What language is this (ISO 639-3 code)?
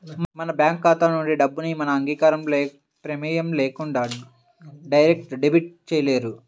tel